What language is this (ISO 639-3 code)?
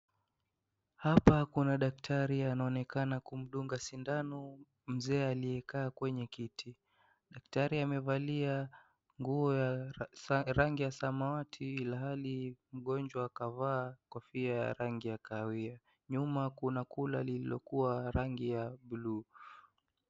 swa